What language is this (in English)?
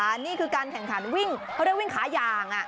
Thai